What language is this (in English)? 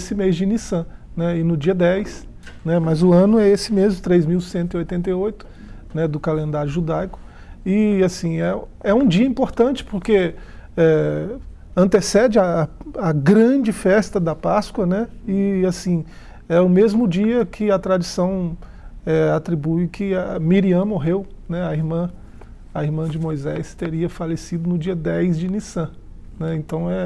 Portuguese